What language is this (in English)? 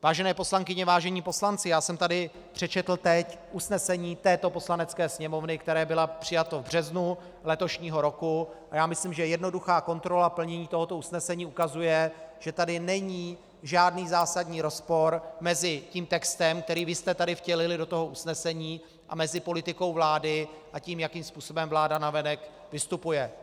Czech